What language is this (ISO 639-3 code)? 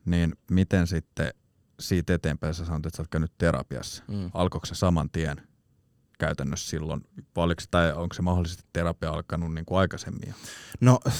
fin